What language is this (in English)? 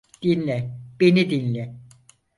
Turkish